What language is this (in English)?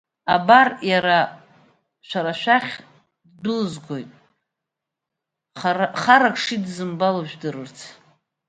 Abkhazian